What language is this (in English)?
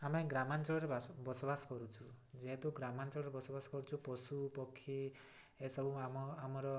Odia